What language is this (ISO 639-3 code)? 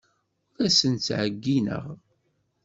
kab